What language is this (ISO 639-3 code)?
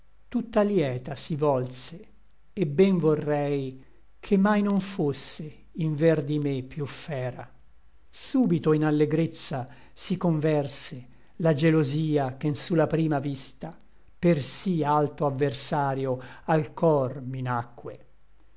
ita